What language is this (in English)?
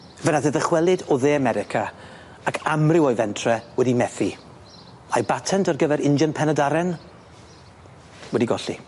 Welsh